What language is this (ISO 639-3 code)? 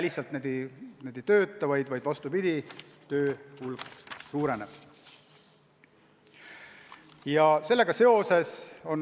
est